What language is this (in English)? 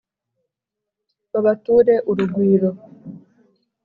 Kinyarwanda